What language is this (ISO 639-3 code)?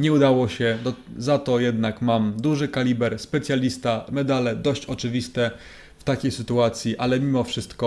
pol